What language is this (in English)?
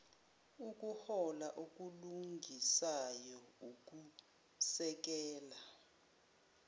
Zulu